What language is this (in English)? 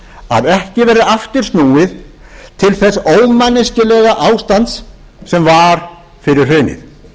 Icelandic